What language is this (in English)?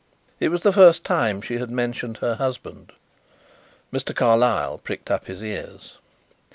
English